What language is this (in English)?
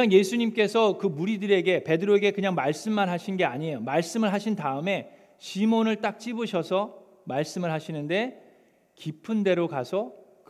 Korean